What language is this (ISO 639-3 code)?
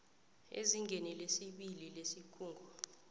nbl